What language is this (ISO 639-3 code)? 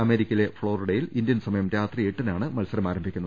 mal